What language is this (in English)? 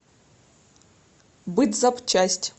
Russian